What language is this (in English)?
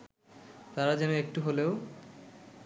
Bangla